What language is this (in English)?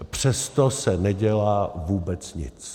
Czech